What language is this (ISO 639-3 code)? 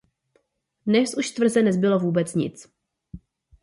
ces